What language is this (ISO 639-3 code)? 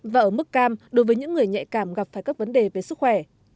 vie